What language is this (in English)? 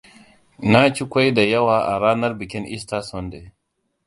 Hausa